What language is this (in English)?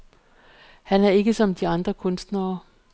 Danish